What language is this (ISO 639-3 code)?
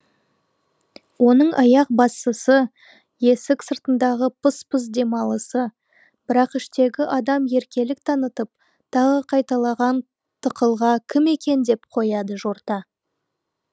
kaz